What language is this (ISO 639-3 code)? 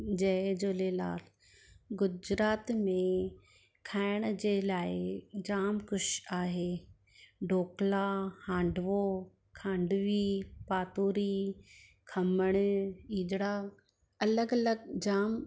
snd